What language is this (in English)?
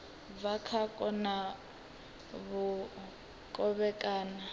Venda